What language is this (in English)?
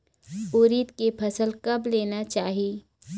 Chhattisgarhi